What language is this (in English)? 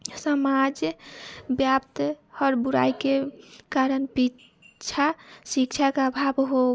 Maithili